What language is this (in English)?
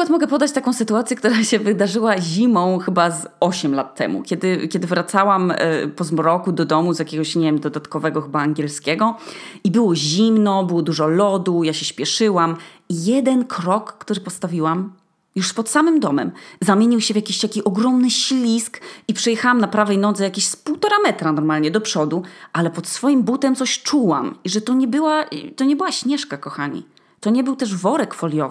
Polish